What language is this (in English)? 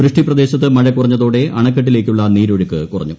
Malayalam